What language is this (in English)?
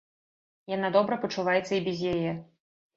Belarusian